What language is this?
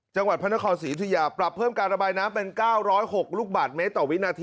Thai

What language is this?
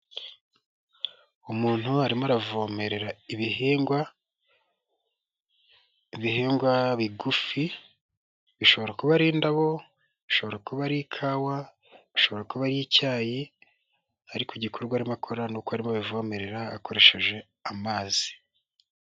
Kinyarwanda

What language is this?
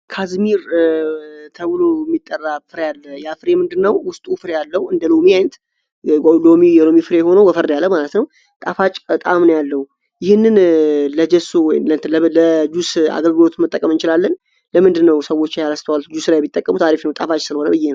Amharic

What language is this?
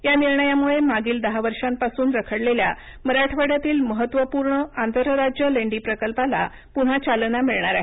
Marathi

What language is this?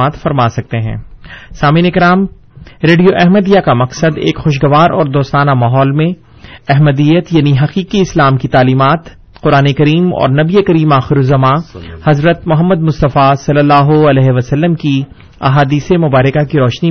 Urdu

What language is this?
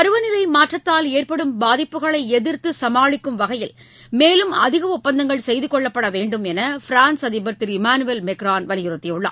Tamil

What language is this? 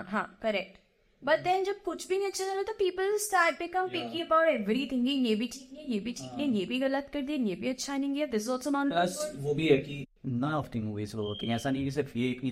Hindi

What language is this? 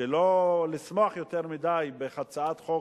Hebrew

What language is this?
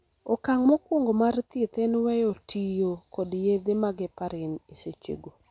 Luo (Kenya and Tanzania)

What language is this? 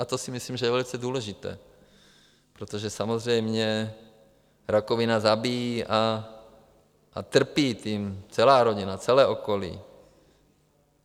Czech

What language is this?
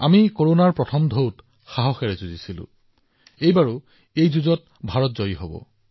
Assamese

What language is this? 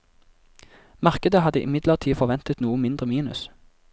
Norwegian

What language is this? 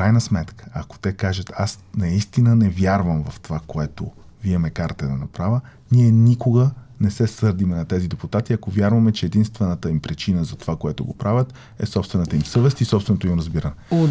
Bulgarian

